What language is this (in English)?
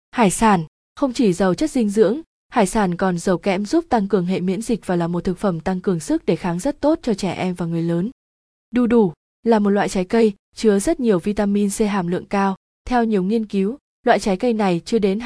Vietnamese